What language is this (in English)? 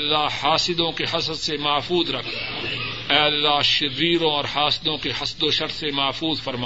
Urdu